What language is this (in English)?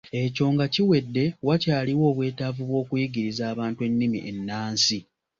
Ganda